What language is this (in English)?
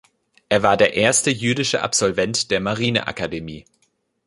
German